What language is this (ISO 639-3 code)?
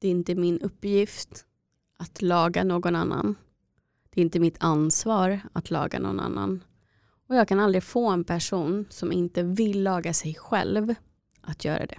swe